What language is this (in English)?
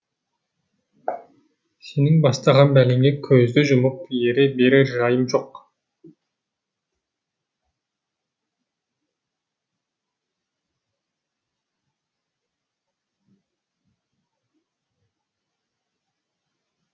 Kazakh